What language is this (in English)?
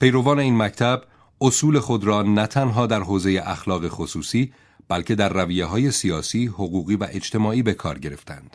Persian